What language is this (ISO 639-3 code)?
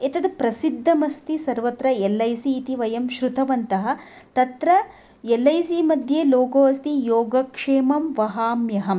san